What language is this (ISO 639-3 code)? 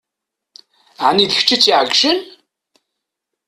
kab